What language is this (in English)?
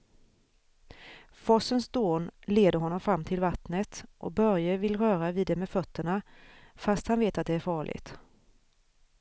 Swedish